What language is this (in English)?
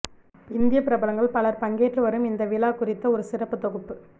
Tamil